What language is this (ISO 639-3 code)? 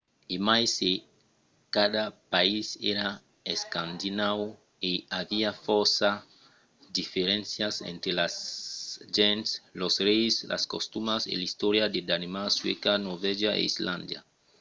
oci